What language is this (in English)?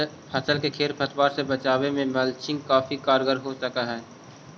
Magahi